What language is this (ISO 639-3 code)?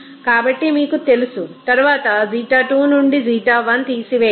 tel